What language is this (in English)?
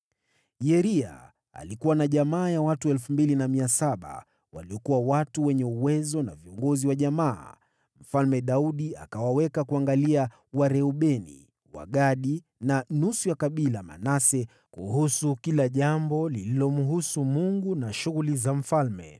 Swahili